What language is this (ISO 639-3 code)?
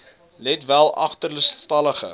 afr